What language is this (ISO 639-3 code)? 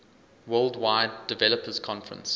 eng